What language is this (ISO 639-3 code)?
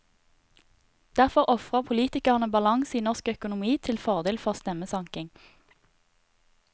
nor